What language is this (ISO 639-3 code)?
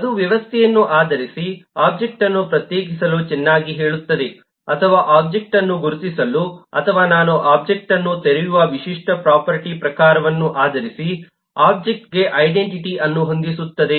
kan